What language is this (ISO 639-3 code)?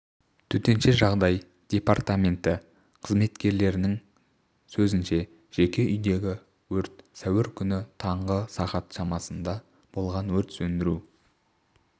kaz